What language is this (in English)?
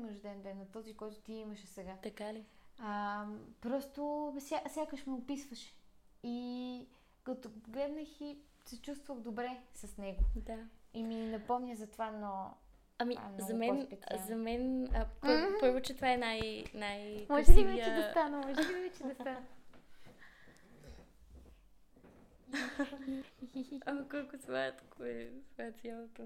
Bulgarian